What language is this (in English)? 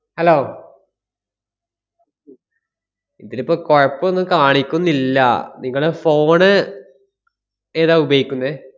Malayalam